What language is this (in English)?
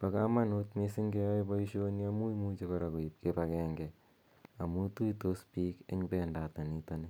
Kalenjin